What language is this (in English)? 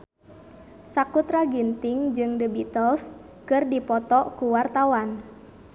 Sundanese